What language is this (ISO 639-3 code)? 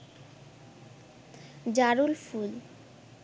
ben